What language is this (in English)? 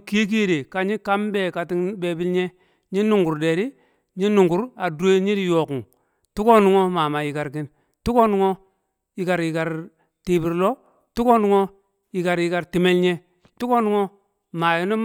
Kamo